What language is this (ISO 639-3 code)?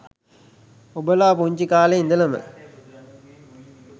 sin